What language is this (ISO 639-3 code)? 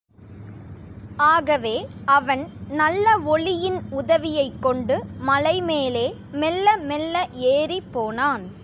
tam